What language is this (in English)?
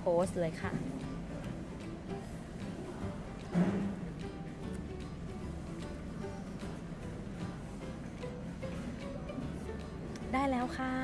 Thai